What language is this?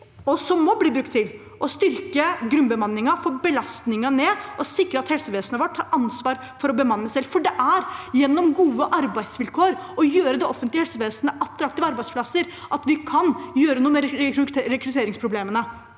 Norwegian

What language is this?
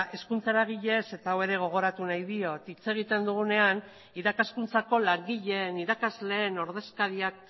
Basque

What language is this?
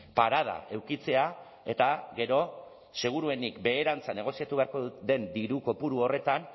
Basque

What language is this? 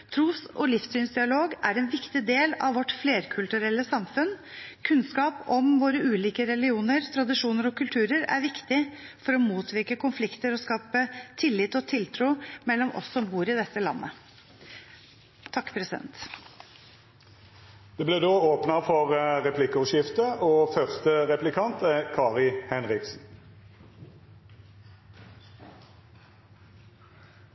Norwegian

